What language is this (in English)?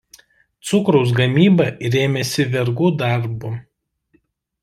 Lithuanian